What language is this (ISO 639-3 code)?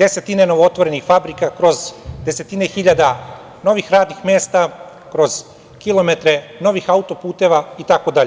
srp